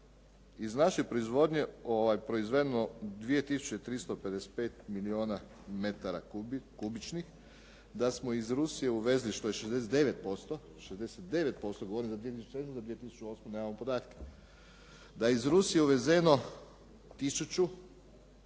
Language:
Croatian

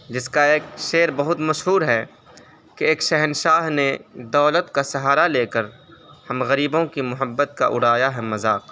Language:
Urdu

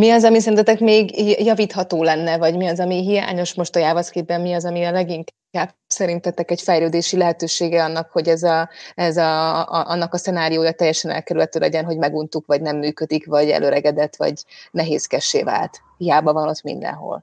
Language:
Hungarian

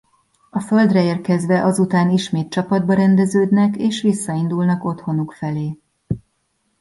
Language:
Hungarian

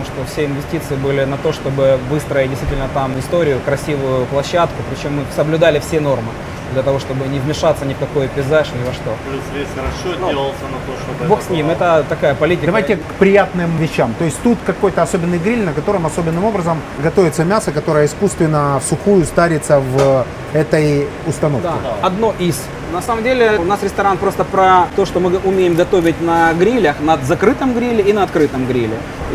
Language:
Russian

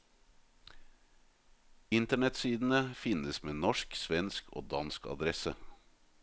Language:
Norwegian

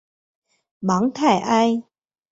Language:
Chinese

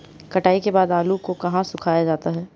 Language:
Hindi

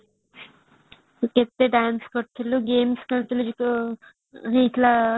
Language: Odia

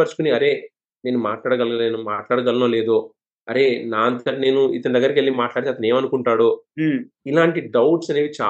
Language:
Telugu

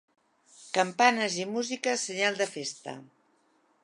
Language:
Catalan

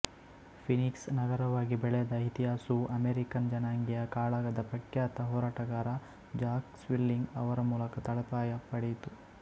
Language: Kannada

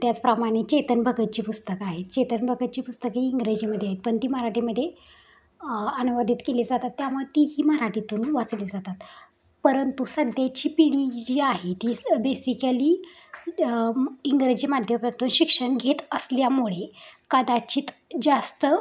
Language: Marathi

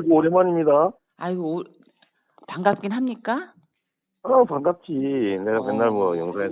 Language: Korean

